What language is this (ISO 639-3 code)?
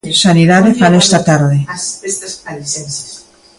glg